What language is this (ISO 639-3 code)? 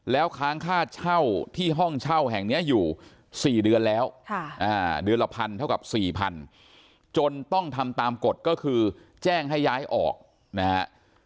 tha